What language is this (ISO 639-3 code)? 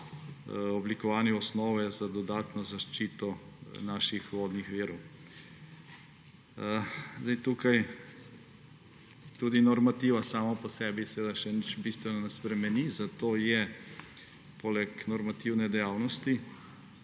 slv